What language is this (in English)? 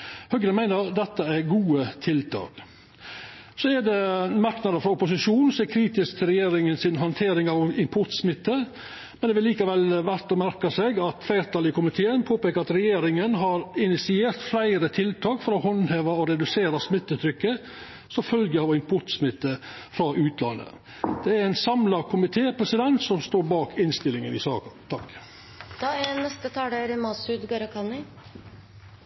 Norwegian Nynorsk